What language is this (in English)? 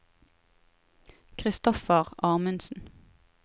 Norwegian